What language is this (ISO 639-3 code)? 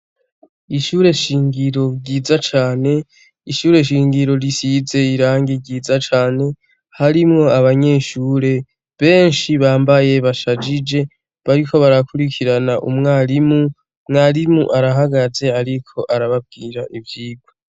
run